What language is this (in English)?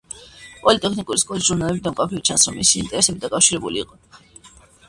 Georgian